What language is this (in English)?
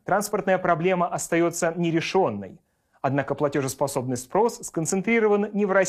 Russian